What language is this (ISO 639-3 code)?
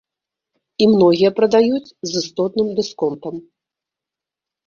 bel